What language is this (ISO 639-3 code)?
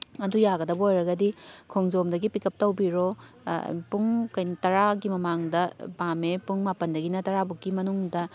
mni